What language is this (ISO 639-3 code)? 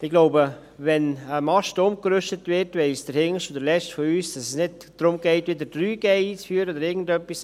gsw